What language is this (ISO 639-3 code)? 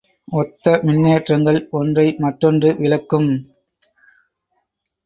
tam